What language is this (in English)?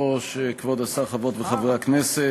Hebrew